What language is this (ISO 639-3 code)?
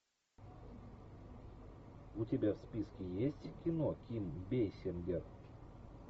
rus